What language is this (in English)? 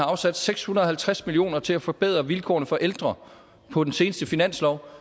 Danish